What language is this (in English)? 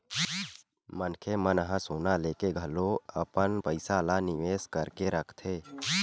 Chhattisgarhi